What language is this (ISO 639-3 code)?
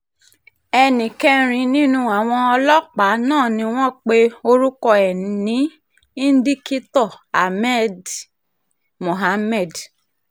yor